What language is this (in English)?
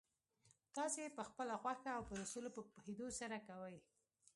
Pashto